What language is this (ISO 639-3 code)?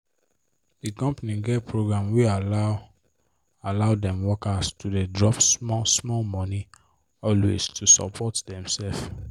pcm